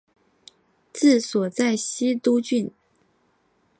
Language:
Chinese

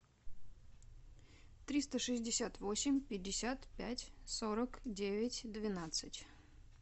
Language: Russian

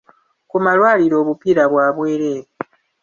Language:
Ganda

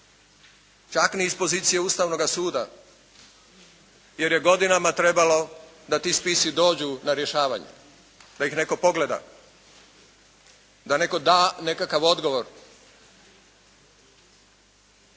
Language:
Croatian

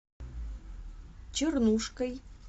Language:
Russian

